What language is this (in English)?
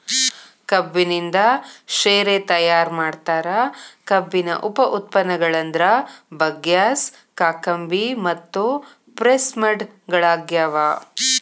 Kannada